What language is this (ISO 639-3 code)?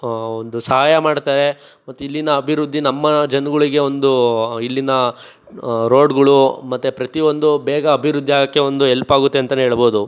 kan